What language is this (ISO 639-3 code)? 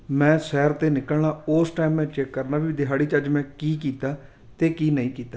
pan